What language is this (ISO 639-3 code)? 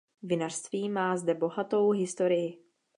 ces